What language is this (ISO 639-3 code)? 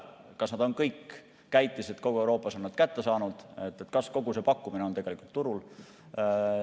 est